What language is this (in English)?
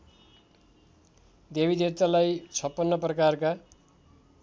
Nepali